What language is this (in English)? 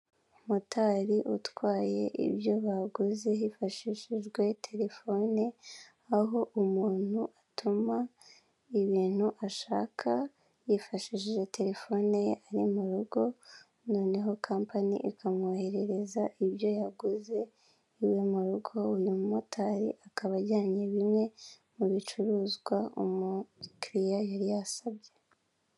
Kinyarwanda